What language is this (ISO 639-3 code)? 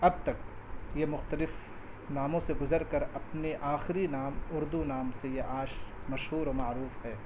urd